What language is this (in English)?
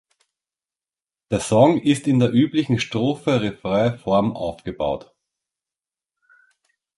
German